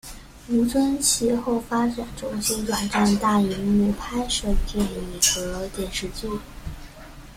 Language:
Chinese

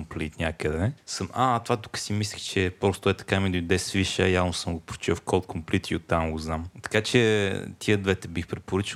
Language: Bulgarian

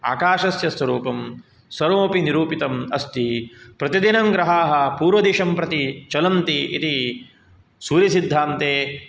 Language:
Sanskrit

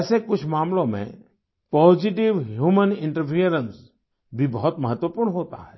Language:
Hindi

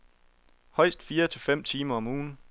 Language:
Danish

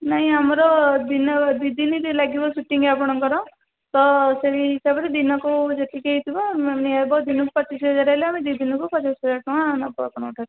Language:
Odia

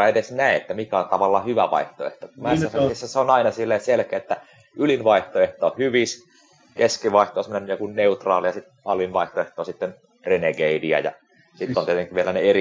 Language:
Finnish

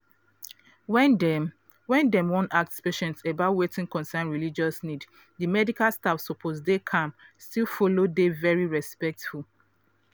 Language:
Nigerian Pidgin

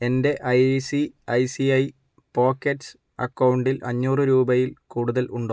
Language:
Malayalam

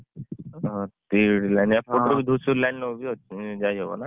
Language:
Odia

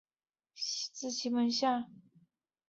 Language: Chinese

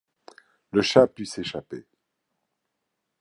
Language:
French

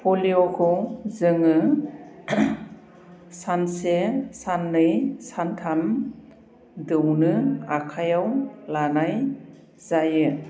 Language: Bodo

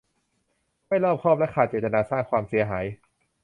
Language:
Thai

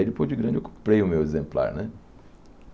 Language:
Portuguese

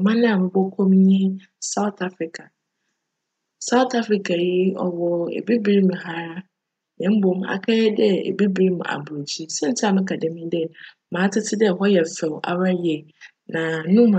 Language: Akan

